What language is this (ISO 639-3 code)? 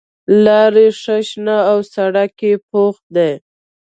pus